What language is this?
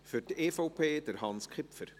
Swiss German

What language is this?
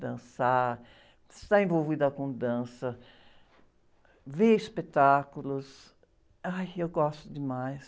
Portuguese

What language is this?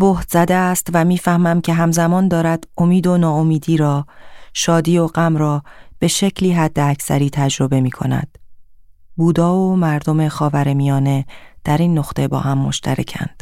Persian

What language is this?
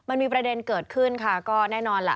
Thai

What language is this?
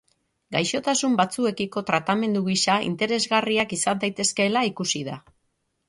Basque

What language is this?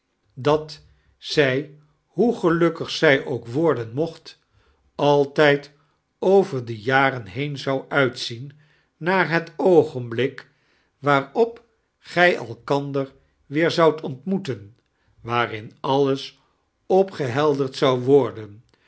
Dutch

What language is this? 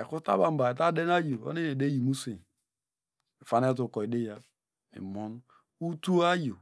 Degema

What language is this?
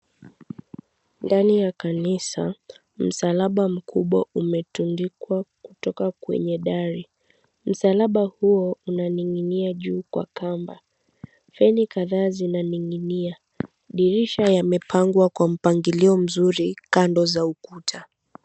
Swahili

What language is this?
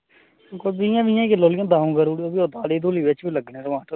Dogri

